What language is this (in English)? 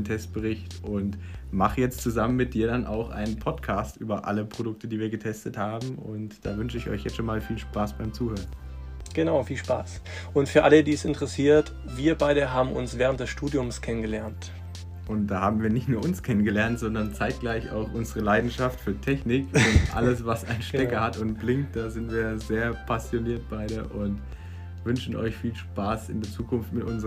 German